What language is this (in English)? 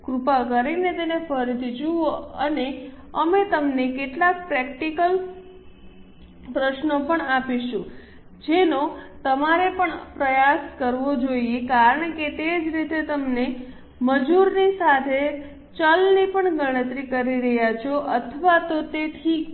Gujarati